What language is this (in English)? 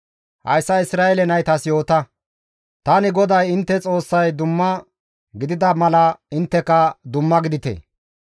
Gamo